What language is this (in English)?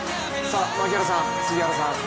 Japanese